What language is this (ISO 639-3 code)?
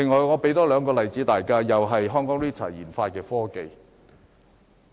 yue